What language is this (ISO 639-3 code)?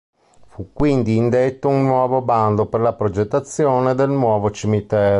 ita